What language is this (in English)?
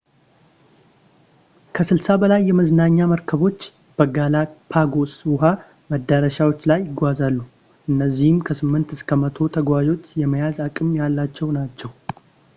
Amharic